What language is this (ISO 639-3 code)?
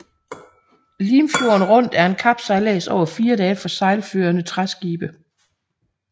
dan